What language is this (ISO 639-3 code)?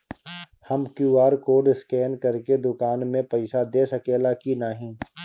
bho